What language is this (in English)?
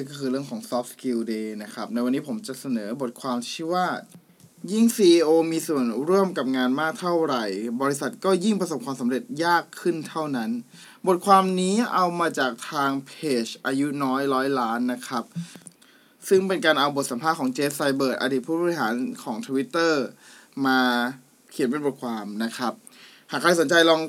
Thai